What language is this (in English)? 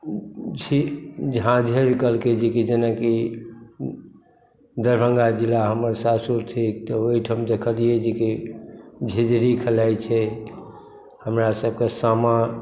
Maithili